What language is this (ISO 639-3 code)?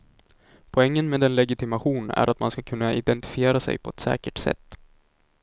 swe